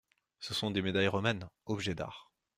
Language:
French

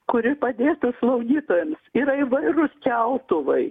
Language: Lithuanian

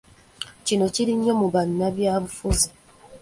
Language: Ganda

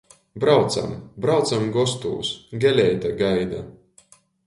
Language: Latgalian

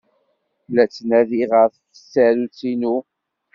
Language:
Kabyle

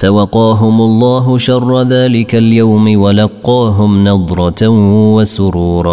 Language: Arabic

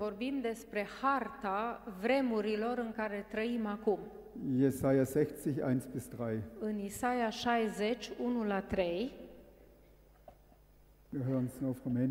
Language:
Romanian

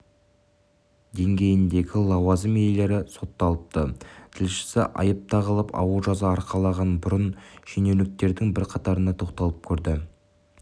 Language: Kazakh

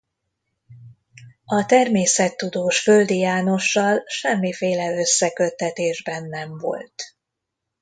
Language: Hungarian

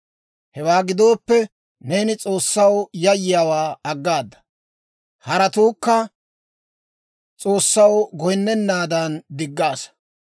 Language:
Dawro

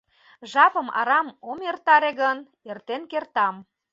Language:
Mari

